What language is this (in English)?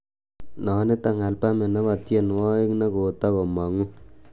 Kalenjin